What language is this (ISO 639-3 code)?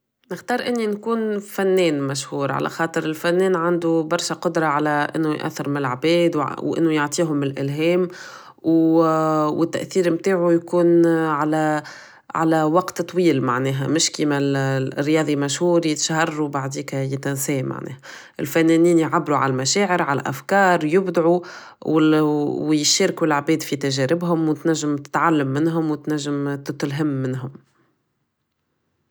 aeb